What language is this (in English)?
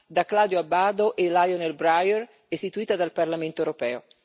Italian